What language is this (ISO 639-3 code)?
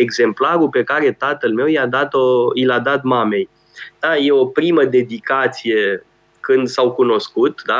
ron